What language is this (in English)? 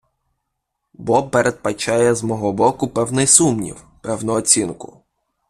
Ukrainian